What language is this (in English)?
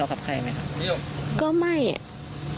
Thai